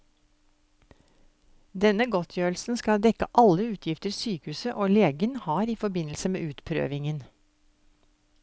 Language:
Norwegian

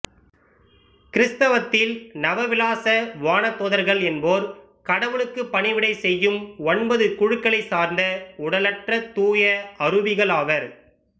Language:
Tamil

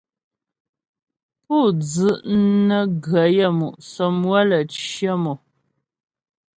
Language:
Ghomala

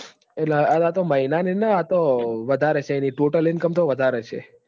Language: Gujarati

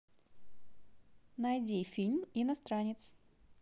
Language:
Russian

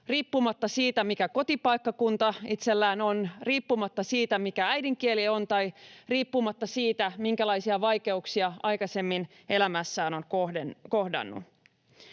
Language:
Finnish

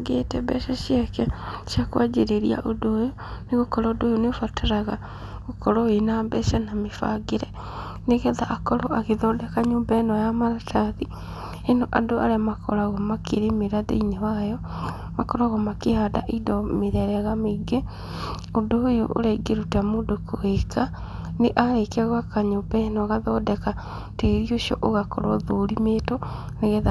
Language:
Kikuyu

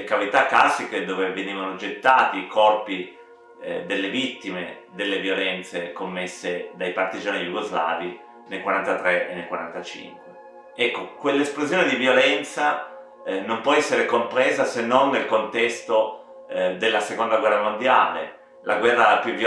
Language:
Italian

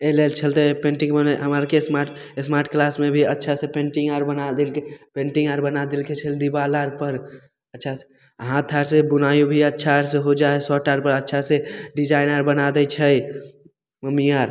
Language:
Maithili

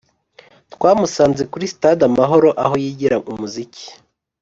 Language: Kinyarwanda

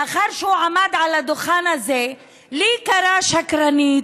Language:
Hebrew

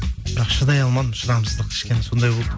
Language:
Kazakh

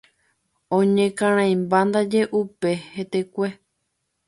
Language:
Guarani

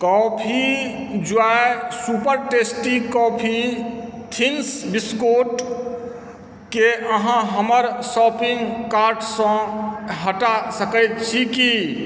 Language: Maithili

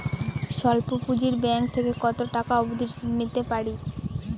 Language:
Bangla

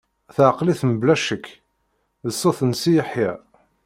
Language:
Kabyle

